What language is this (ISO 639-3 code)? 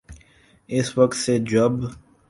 urd